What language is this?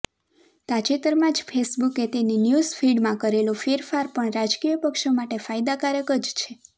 Gujarati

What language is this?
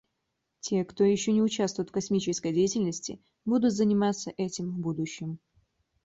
Russian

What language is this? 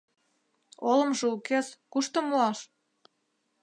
Mari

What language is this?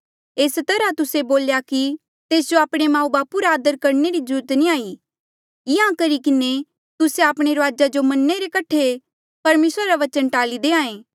Mandeali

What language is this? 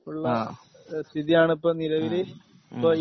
Malayalam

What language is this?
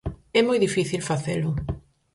Galician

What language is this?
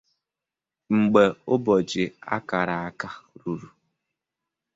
Igbo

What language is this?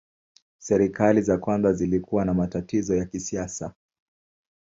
Swahili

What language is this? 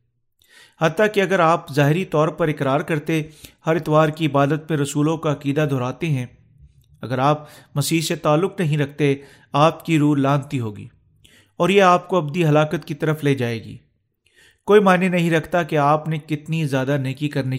Urdu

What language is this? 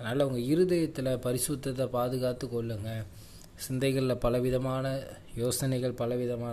Tamil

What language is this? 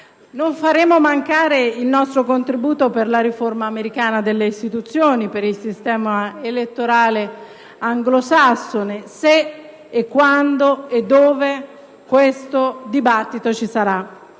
Italian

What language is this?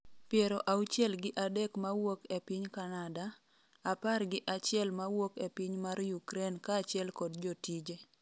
Luo (Kenya and Tanzania)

